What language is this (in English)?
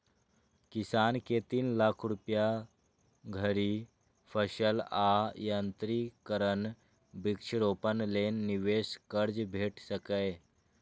Maithili